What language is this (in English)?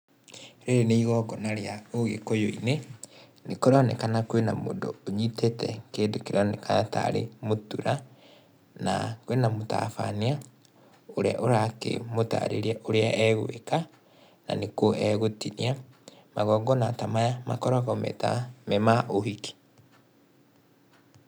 Kikuyu